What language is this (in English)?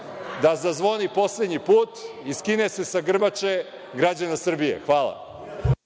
Serbian